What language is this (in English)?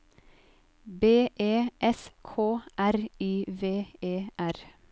Norwegian